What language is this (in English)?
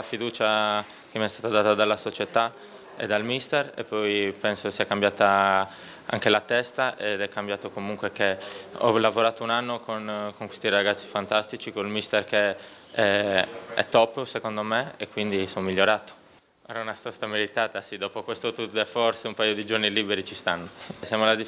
Italian